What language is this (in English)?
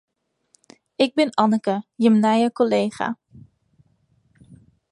Western Frisian